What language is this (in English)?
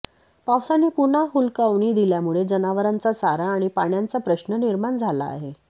Marathi